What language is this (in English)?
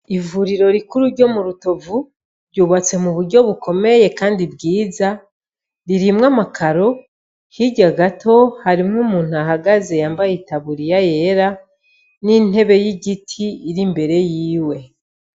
Rundi